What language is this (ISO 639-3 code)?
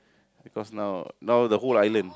eng